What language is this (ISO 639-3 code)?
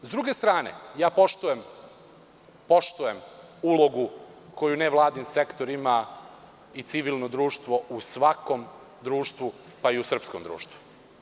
srp